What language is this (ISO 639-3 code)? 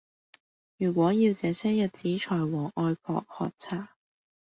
yue